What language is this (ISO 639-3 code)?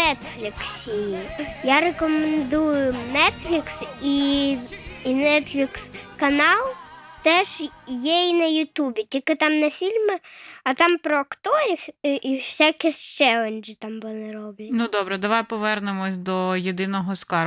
ukr